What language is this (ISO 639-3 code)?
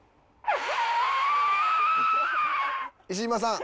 jpn